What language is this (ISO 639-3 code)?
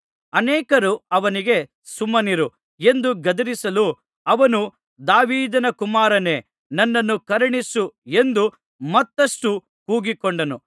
kan